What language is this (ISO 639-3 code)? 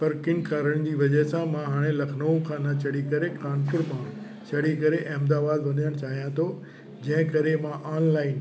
snd